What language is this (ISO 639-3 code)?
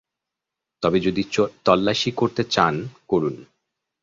ben